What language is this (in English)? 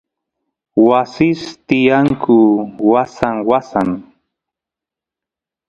Santiago del Estero Quichua